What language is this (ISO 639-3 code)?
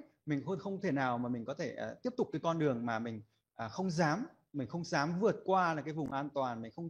vie